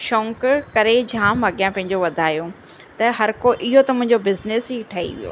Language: Sindhi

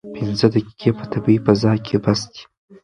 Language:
Pashto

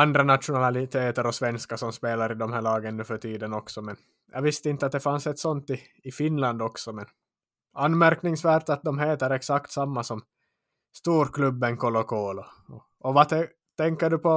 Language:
Swedish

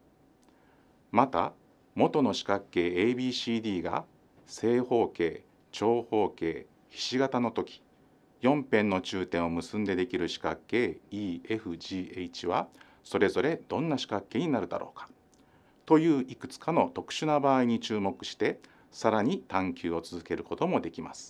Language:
Japanese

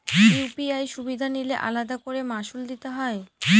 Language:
Bangla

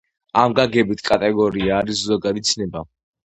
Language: Georgian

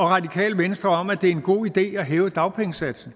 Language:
Danish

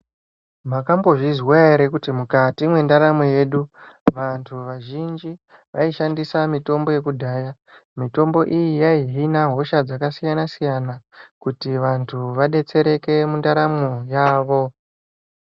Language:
Ndau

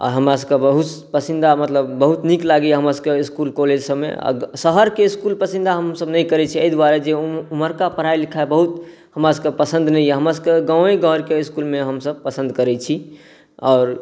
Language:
Maithili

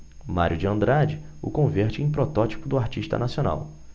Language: Portuguese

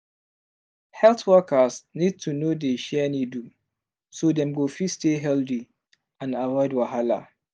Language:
Nigerian Pidgin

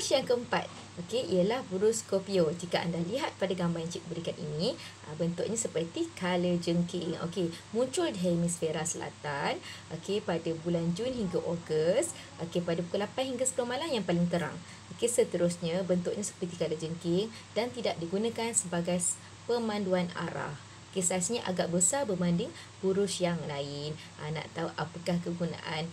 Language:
Malay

